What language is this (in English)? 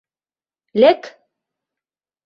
Mari